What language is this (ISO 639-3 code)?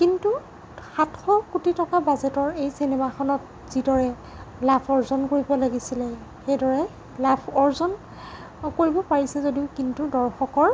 asm